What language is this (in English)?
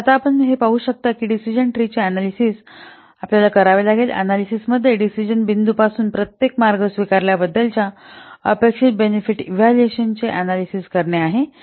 Marathi